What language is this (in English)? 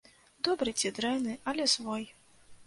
Belarusian